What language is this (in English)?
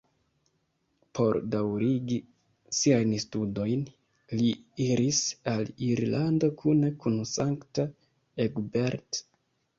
Esperanto